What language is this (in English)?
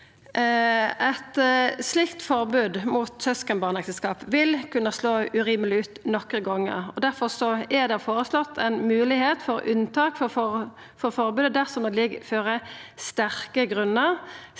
Norwegian